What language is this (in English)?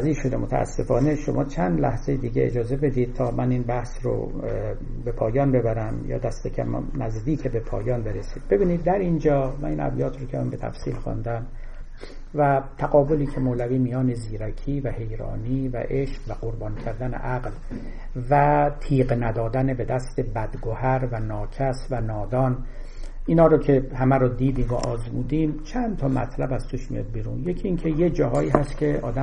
Persian